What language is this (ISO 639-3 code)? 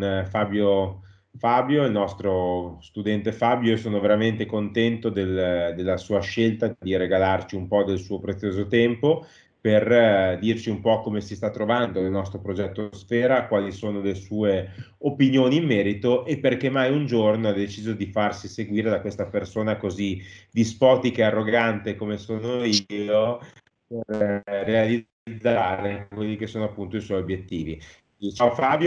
ita